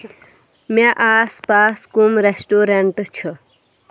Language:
Kashmiri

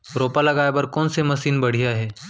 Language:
Chhattisgarhi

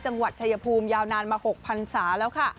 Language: Thai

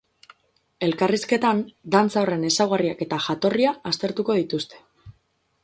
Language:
Basque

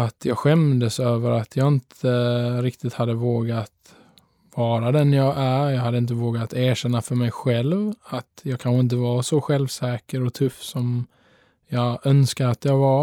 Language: Swedish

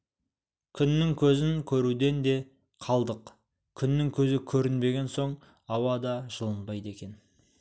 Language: Kazakh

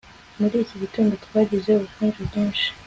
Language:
Kinyarwanda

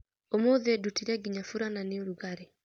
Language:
Kikuyu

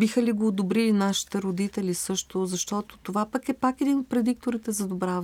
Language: Bulgarian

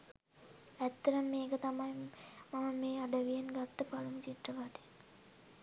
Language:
Sinhala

